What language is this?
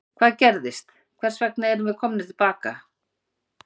Icelandic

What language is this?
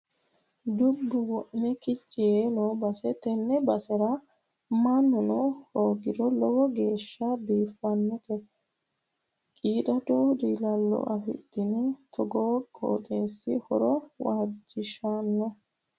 Sidamo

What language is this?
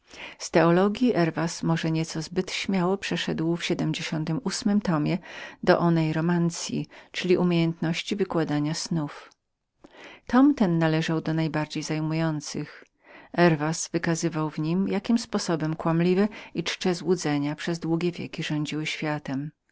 Polish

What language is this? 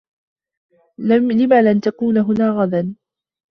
Arabic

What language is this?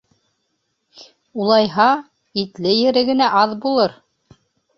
Bashkir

